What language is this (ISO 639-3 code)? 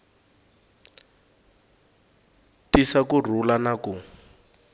tso